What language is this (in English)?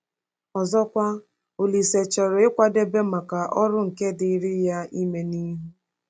Igbo